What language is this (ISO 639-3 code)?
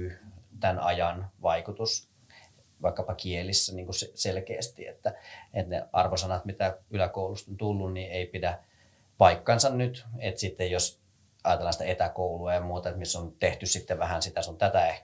fin